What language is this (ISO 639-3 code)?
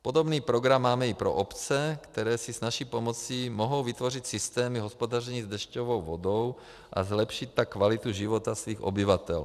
ces